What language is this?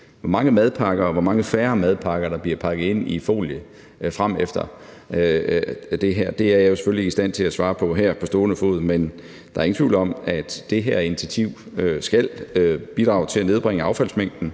Danish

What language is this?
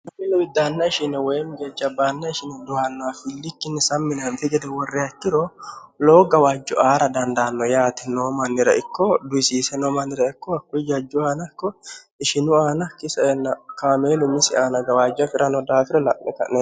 Sidamo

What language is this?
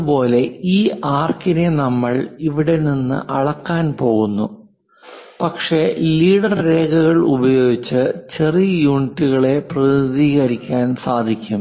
Malayalam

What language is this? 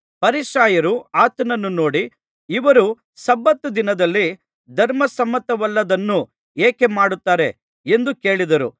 Kannada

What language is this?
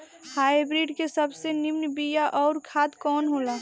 Bhojpuri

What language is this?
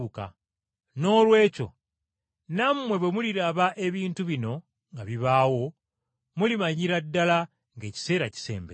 Ganda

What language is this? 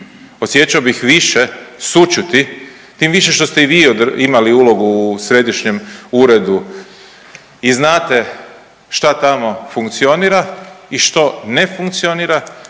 Croatian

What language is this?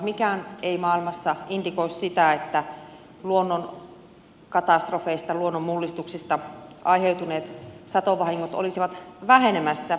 Finnish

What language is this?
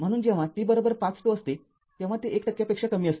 Marathi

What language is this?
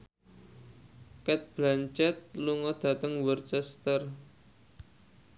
Javanese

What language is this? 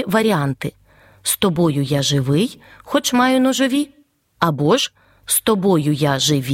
Ukrainian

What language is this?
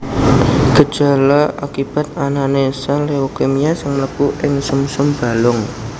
Javanese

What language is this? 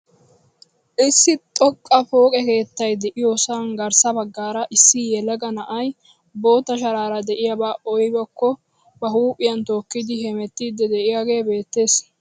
Wolaytta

